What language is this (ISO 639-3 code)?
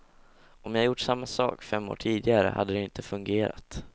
swe